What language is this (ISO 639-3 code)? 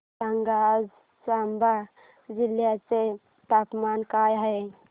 mar